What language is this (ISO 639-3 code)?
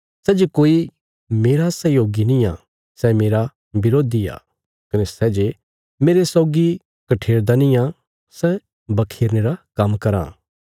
kfs